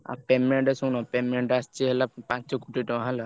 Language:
Odia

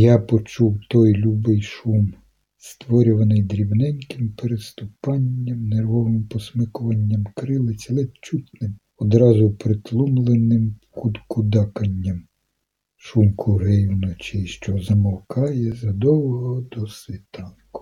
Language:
Ukrainian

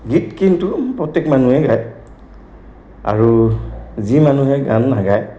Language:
Assamese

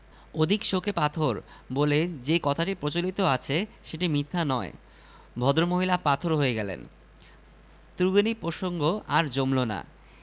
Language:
Bangla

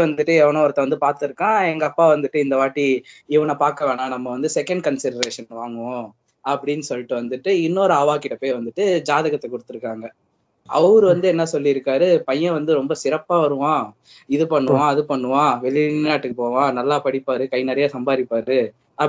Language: Tamil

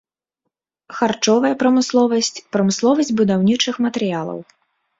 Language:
Belarusian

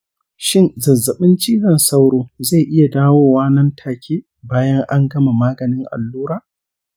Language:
Hausa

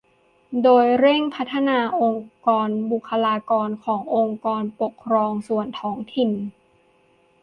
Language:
Thai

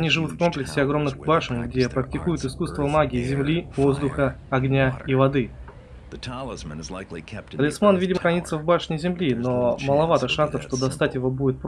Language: Russian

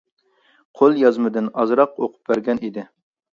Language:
Uyghur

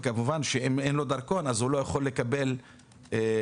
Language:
Hebrew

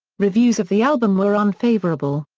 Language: English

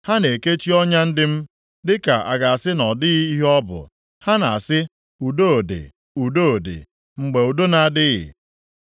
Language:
Igbo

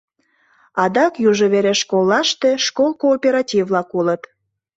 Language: Mari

